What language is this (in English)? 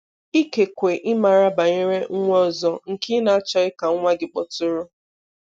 Igbo